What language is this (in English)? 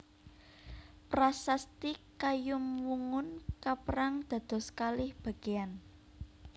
Javanese